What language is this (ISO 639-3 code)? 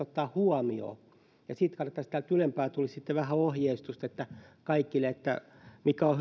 fin